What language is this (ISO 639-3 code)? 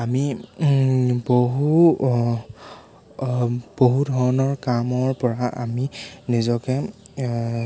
asm